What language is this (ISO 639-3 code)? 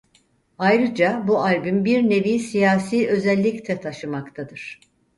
tur